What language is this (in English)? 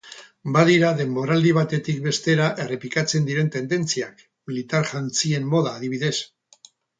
Basque